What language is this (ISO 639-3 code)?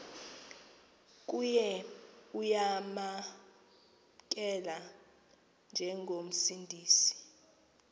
xho